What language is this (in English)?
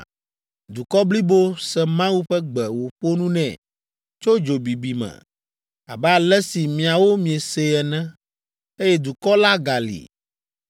Ewe